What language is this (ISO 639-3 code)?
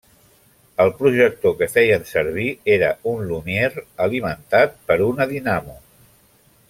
cat